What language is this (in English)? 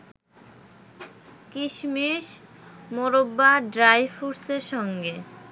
Bangla